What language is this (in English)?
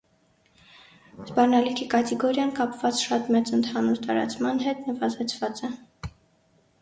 Armenian